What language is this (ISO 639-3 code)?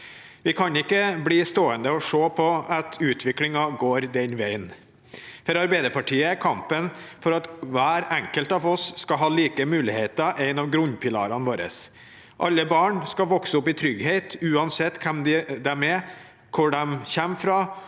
nor